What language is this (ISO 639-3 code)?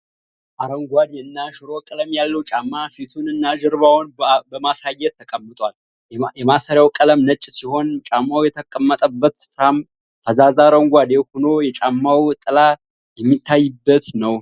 amh